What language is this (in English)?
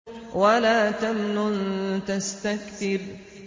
Arabic